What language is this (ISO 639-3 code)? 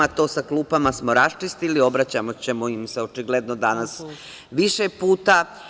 srp